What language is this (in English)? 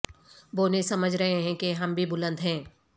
Urdu